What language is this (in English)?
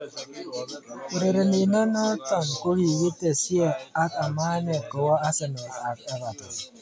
Kalenjin